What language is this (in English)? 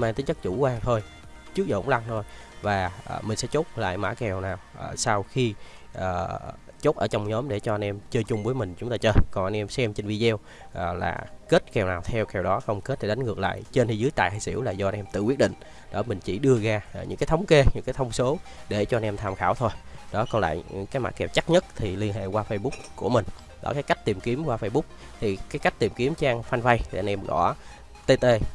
Vietnamese